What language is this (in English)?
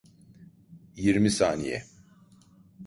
Turkish